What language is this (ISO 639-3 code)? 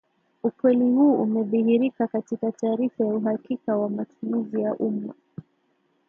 swa